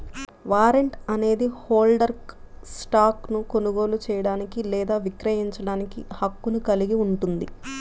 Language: Telugu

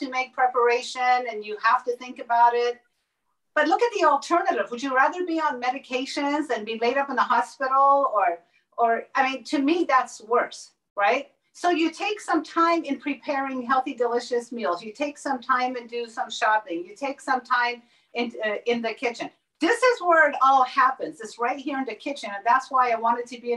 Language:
English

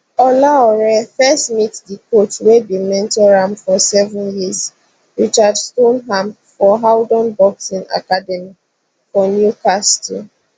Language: Nigerian Pidgin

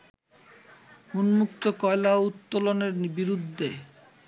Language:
Bangla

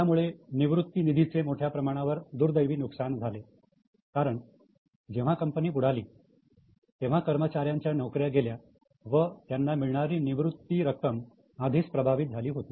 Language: Marathi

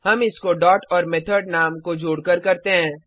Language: Hindi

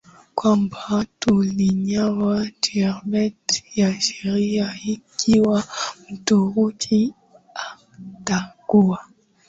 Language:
Swahili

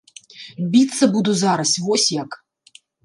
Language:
Belarusian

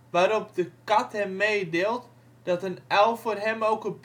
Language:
Dutch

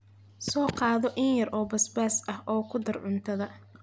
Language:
Somali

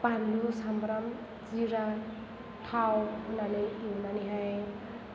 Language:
Bodo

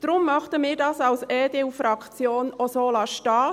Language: Swiss German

